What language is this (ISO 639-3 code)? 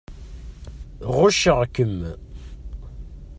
kab